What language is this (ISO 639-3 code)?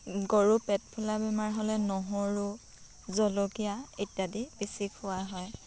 asm